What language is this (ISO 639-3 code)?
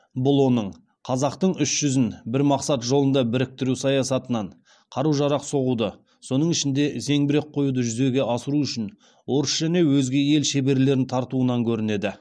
kaz